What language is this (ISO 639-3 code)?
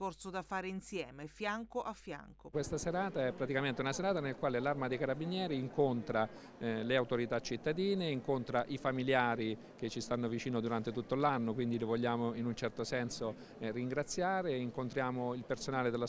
ita